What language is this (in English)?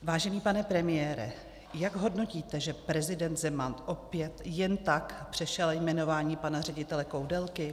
Czech